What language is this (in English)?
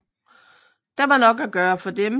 Danish